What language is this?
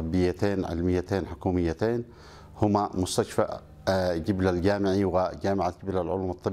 Arabic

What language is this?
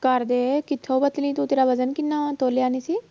Punjabi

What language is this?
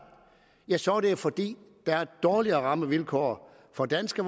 Danish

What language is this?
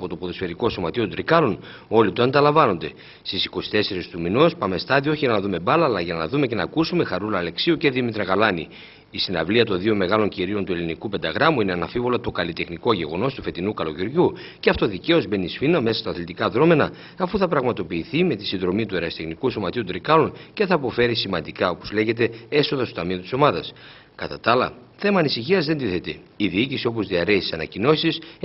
Greek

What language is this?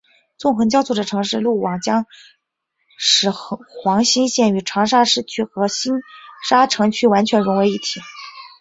Chinese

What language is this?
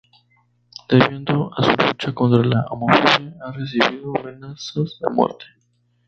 Spanish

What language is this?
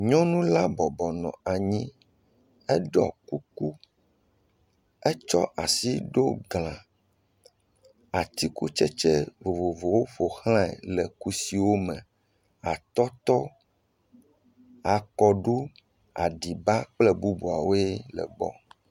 Ewe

